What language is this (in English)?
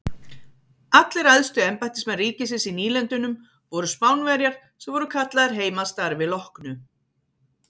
Icelandic